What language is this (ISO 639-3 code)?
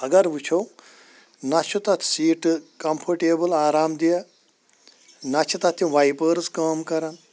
kas